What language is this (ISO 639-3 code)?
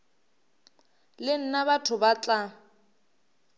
nso